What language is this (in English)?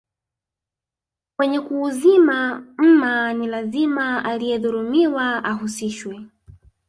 Swahili